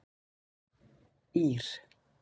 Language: Icelandic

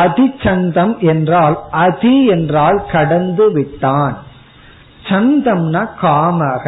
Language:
Tamil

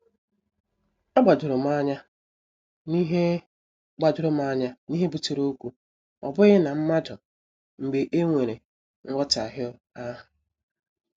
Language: Igbo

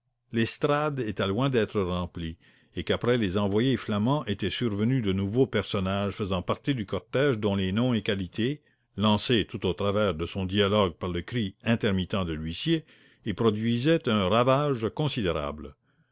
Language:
French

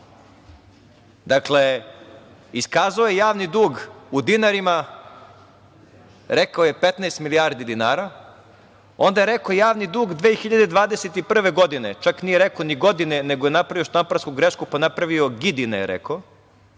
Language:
Serbian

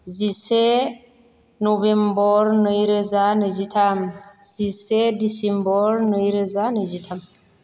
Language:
Bodo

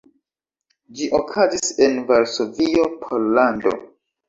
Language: Esperanto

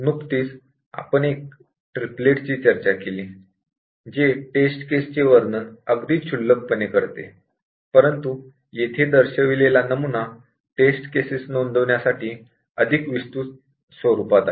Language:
Marathi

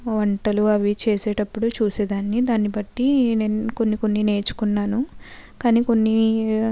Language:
Telugu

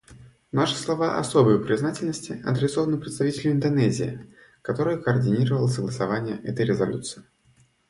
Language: Russian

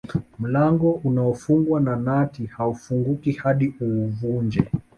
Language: Swahili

